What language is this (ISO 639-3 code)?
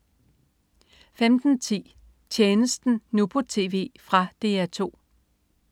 dan